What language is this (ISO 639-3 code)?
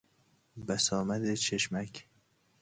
fas